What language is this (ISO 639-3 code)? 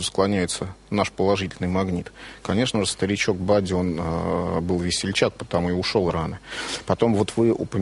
rus